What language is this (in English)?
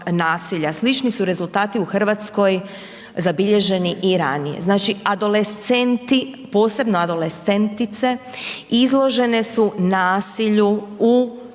Croatian